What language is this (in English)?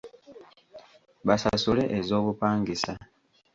Ganda